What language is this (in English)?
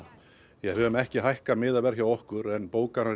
Icelandic